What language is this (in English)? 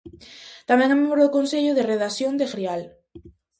Galician